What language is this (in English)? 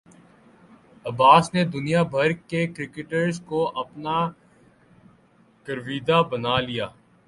Urdu